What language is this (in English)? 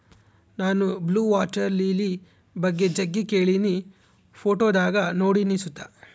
Kannada